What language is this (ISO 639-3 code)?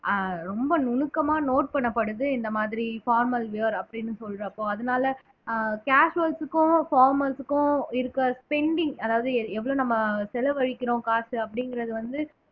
tam